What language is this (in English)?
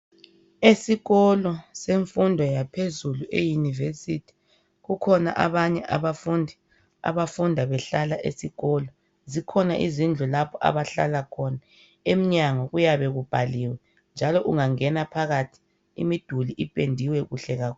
North Ndebele